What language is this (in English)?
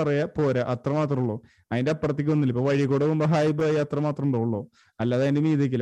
Malayalam